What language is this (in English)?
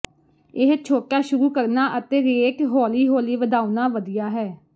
Punjabi